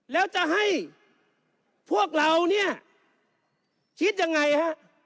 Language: Thai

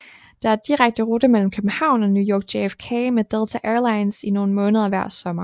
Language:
Danish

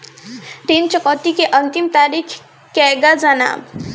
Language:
Bhojpuri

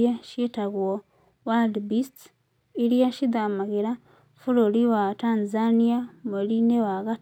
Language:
Kikuyu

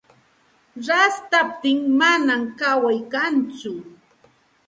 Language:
Santa Ana de Tusi Pasco Quechua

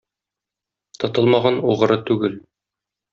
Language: Tatar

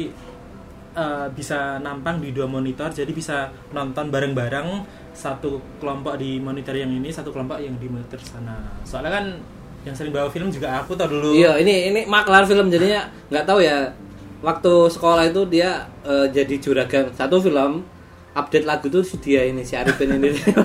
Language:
Indonesian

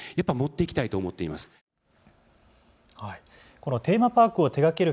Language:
Japanese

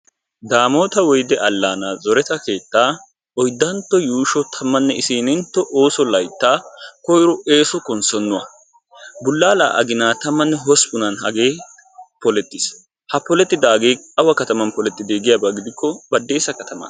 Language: Wolaytta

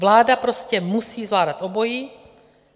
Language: Czech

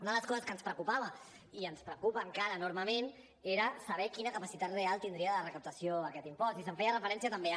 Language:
Catalan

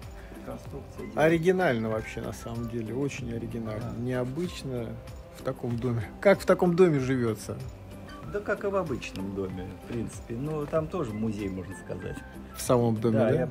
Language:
Russian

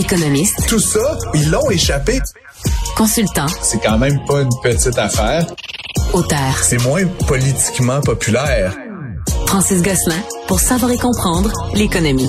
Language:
French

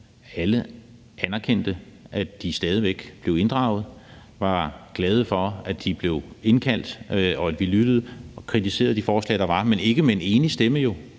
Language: Danish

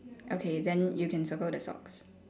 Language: English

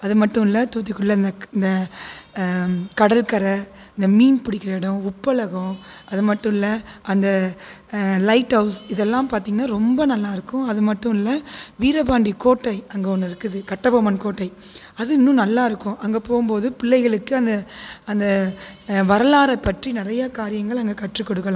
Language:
Tamil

